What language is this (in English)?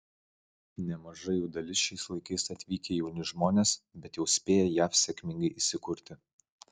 Lithuanian